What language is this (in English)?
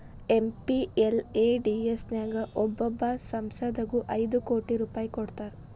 Kannada